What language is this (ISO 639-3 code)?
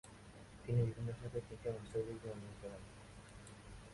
ben